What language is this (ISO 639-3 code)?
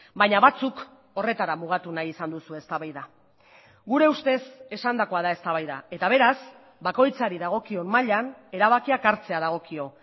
eus